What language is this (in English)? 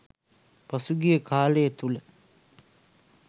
Sinhala